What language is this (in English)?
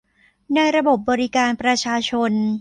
Thai